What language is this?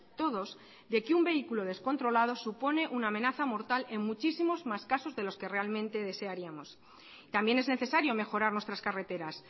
Spanish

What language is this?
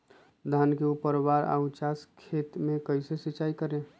Magahi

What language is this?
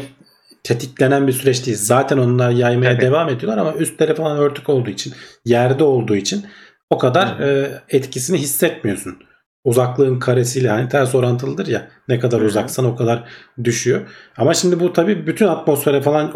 Turkish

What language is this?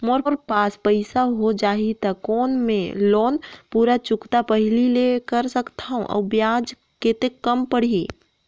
Chhattisgarhi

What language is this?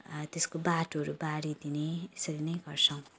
Nepali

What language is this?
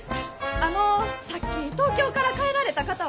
Japanese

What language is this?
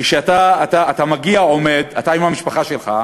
Hebrew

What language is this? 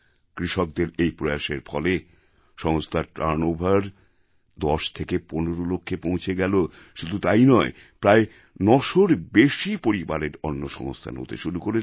Bangla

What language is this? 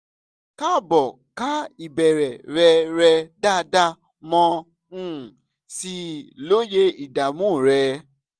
Yoruba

